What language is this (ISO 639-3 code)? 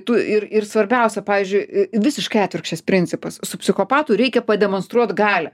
lit